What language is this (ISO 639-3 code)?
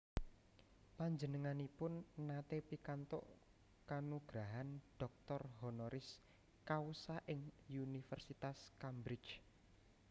jav